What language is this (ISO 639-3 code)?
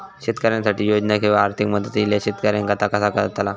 mar